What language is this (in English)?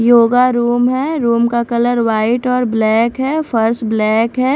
Hindi